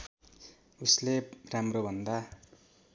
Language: Nepali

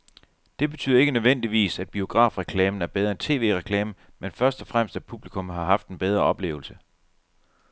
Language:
Danish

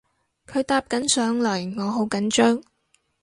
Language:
Cantonese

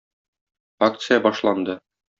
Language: Tatar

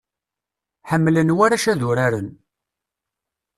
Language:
Kabyle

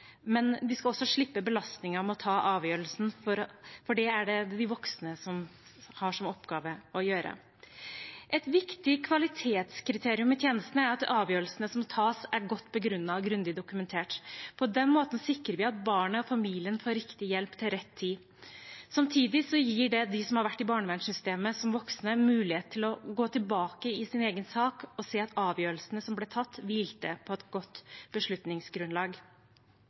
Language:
Norwegian Bokmål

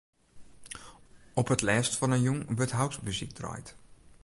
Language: Western Frisian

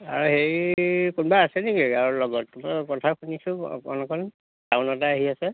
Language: Assamese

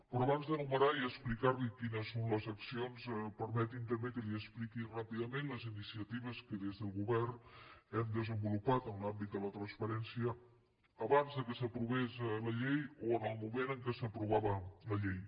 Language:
Catalan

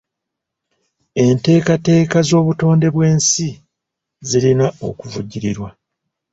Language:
Ganda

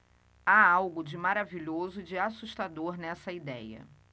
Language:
Portuguese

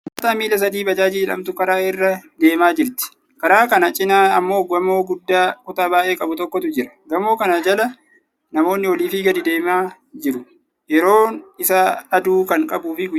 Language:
Oromo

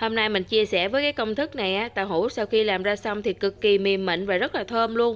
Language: Vietnamese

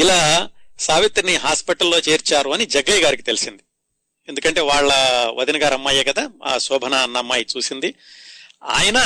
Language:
Telugu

